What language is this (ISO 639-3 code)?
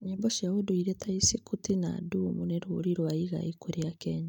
kik